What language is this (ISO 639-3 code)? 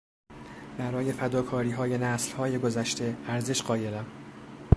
fas